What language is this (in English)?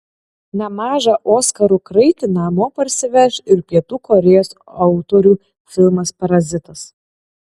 Lithuanian